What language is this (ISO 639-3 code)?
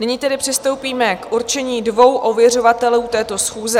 ces